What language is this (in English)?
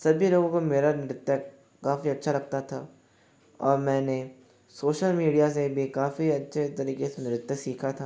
Hindi